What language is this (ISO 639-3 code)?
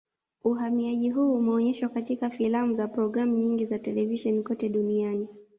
swa